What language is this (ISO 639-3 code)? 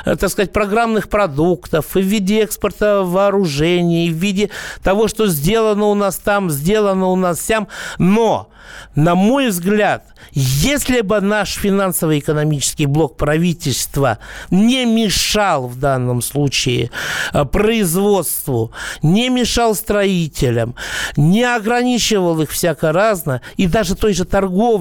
rus